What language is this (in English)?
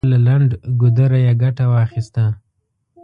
Pashto